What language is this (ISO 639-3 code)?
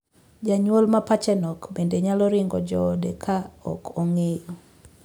luo